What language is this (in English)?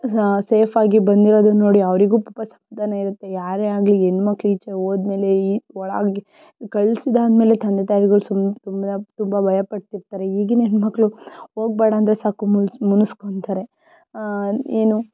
Kannada